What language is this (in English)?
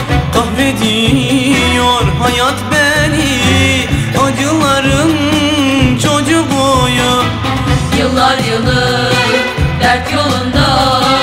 Turkish